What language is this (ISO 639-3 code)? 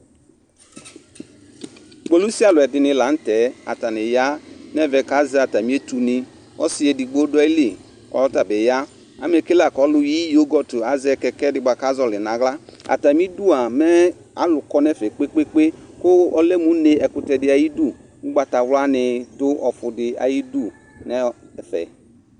kpo